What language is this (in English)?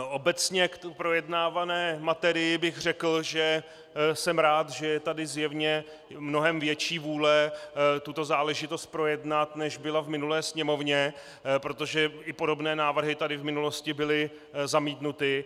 Czech